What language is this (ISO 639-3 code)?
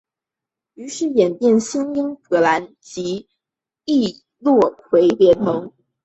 zho